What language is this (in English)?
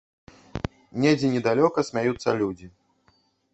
Belarusian